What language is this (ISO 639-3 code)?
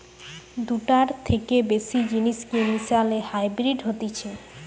ben